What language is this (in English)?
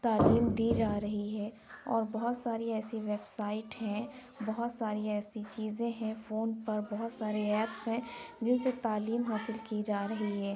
Urdu